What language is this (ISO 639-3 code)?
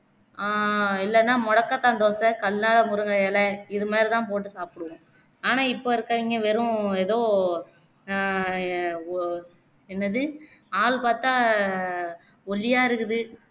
tam